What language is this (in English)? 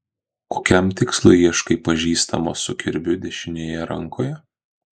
Lithuanian